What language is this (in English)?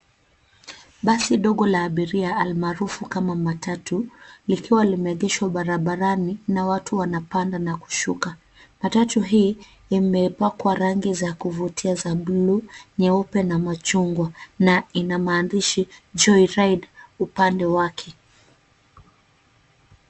Swahili